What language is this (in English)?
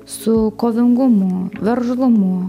Lithuanian